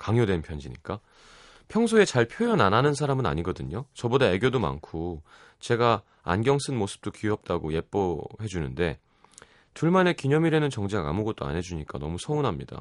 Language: Korean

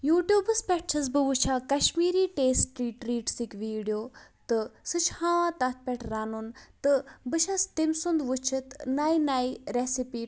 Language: Kashmiri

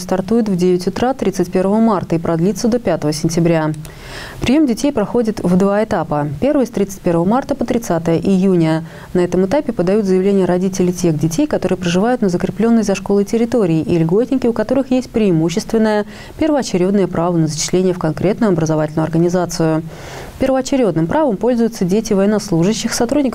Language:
Russian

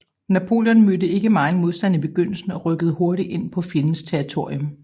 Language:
Danish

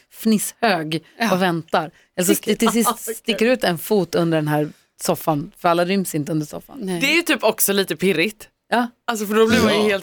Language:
Swedish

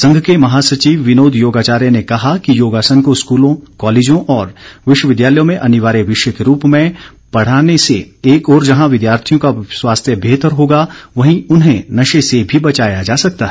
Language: Hindi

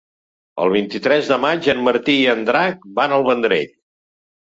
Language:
Catalan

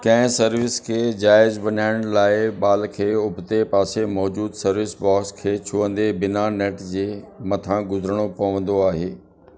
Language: Sindhi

